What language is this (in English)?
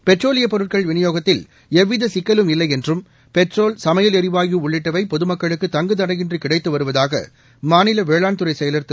Tamil